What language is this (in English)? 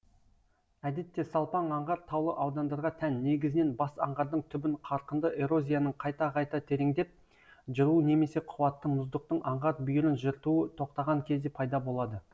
Kazakh